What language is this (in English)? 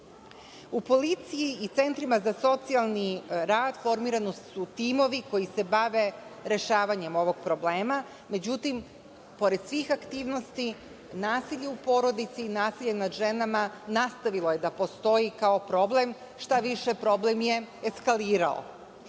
Serbian